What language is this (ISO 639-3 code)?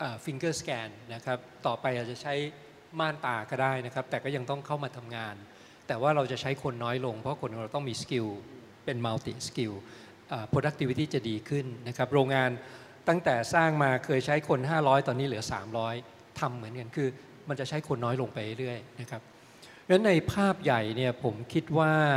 tha